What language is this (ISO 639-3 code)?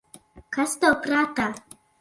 lav